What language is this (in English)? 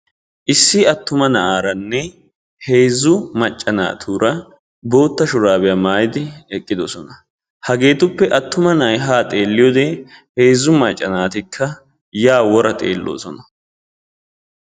Wolaytta